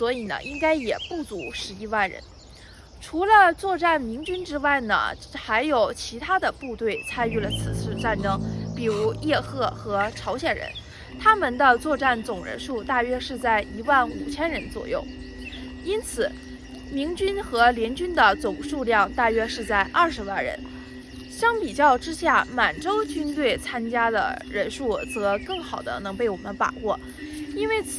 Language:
Chinese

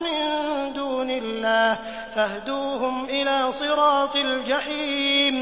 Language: Arabic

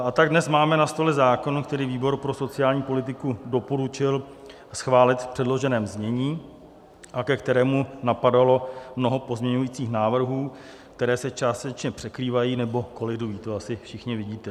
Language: Czech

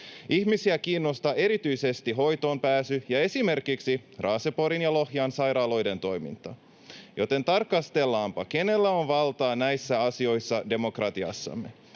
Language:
Finnish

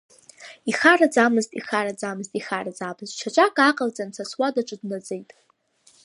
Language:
Abkhazian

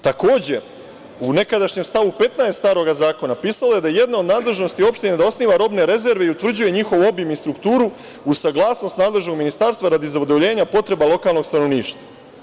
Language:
Serbian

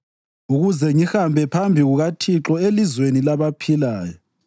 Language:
North Ndebele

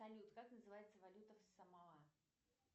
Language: Russian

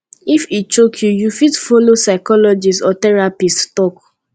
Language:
Nigerian Pidgin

